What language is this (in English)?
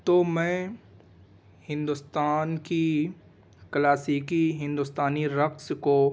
Urdu